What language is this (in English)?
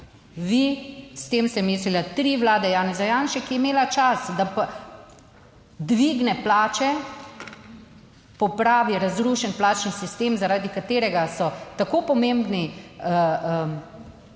Slovenian